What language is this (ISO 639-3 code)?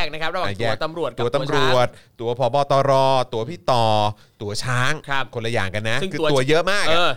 tha